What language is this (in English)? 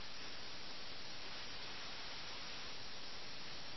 Malayalam